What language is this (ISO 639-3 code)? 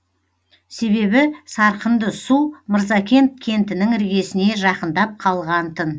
kaz